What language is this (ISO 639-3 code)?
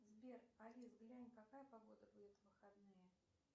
rus